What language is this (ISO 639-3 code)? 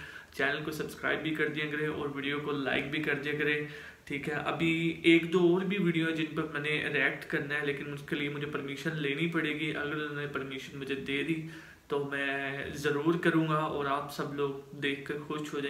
hin